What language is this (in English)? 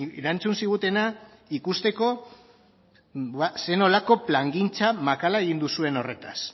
Basque